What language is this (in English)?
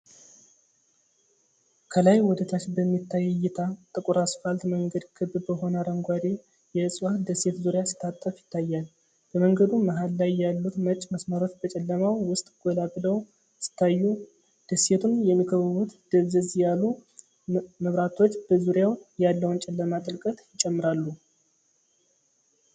Amharic